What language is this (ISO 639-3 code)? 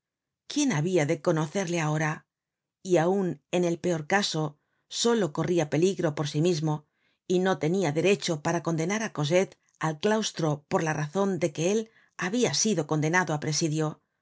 spa